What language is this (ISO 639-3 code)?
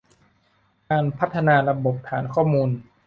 tha